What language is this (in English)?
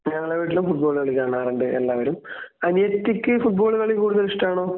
Malayalam